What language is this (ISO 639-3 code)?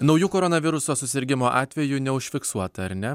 lit